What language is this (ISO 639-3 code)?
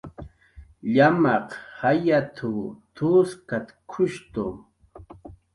jqr